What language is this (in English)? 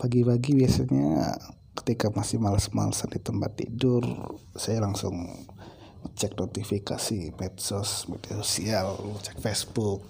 Indonesian